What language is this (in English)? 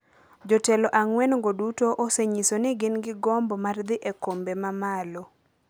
Luo (Kenya and Tanzania)